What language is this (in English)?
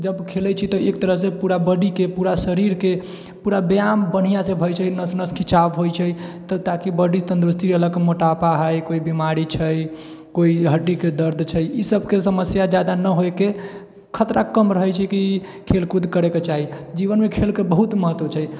Maithili